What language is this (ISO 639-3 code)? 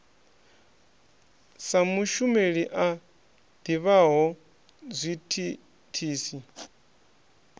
ven